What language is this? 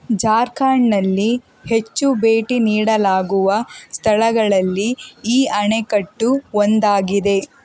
Kannada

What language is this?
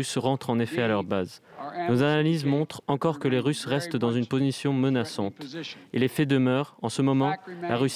French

